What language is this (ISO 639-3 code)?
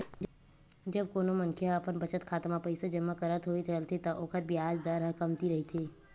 hne